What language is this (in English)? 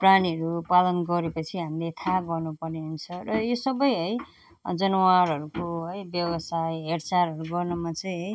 Nepali